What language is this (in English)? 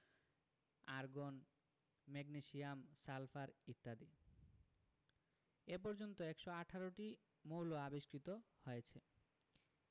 Bangla